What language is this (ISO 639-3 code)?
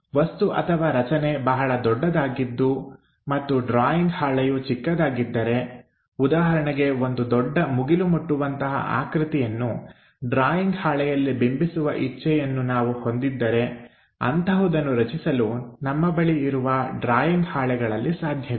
kan